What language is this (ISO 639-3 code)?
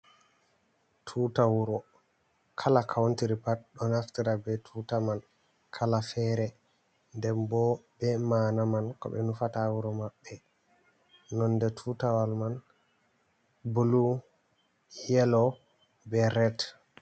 ful